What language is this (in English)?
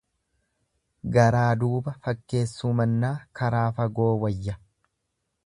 Oromo